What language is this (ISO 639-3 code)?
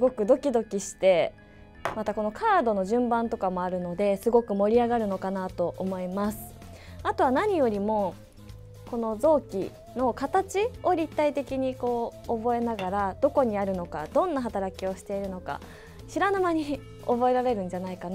jpn